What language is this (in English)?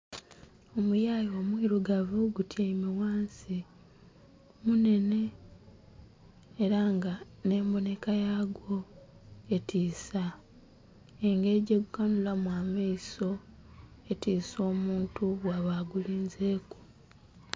Soga